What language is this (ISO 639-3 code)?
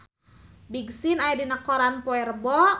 sun